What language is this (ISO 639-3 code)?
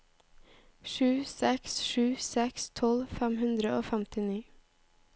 nor